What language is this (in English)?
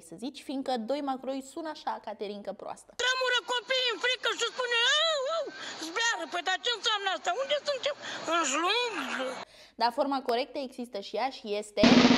Romanian